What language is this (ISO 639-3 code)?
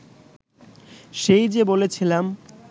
ben